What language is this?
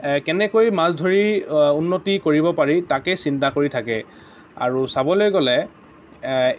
Assamese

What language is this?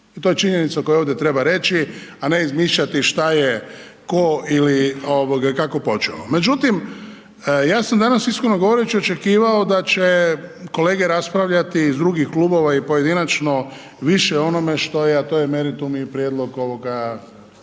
Croatian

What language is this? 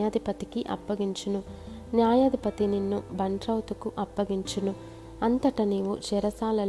Telugu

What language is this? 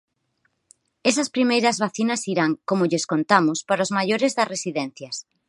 Galician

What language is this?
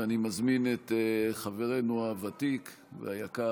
Hebrew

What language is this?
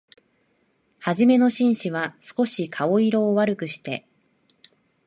Japanese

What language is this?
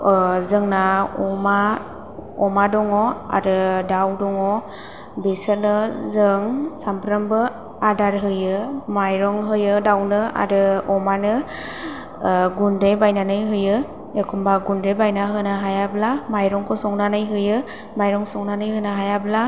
Bodo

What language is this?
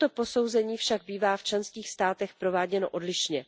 Czech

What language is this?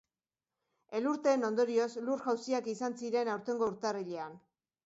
Basque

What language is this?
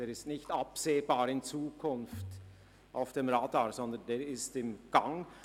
Swiss German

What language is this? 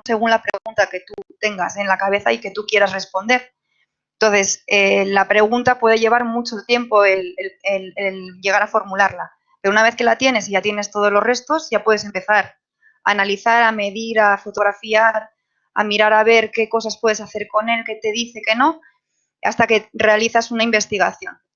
Spanish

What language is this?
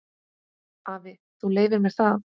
Icelandic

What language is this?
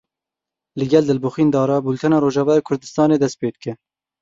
Kurdish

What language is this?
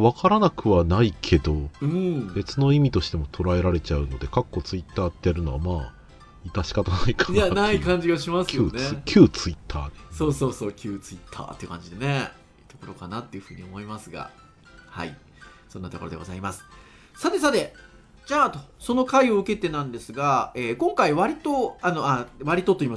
Japanese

